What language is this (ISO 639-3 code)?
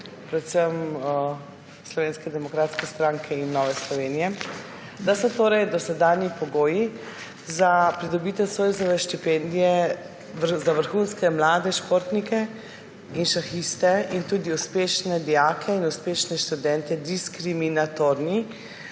slv